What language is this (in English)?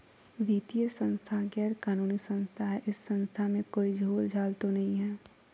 Magahi